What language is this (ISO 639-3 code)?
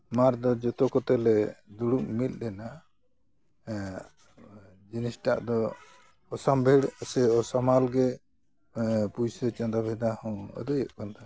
sat